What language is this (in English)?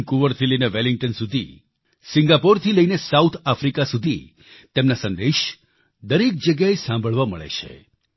Gujarati